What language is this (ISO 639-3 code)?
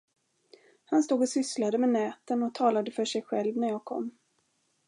swe